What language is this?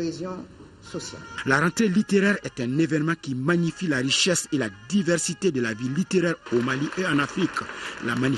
French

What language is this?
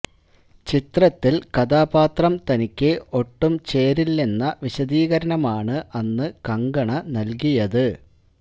Malayalam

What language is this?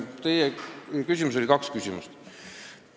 Estonian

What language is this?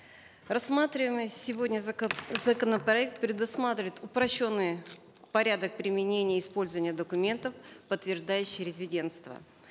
Kazakh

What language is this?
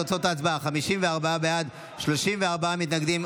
Hebrew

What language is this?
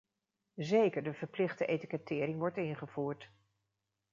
Dutch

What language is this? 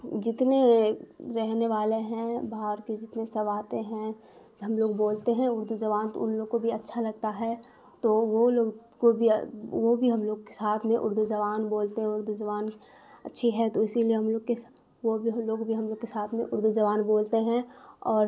Urdu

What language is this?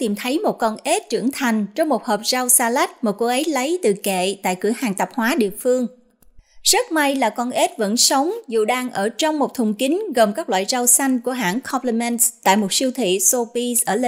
Vietnamese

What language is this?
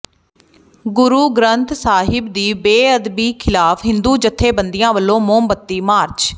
Punjabi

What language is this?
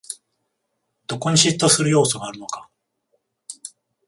Japanese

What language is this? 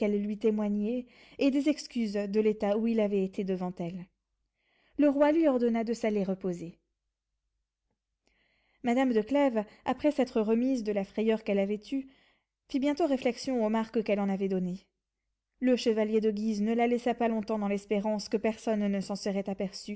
French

